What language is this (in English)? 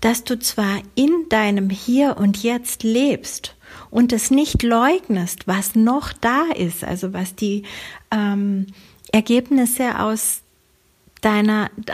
German